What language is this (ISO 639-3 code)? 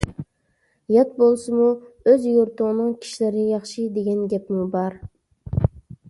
uig